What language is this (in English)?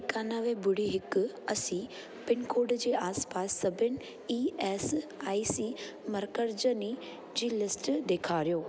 Sindhi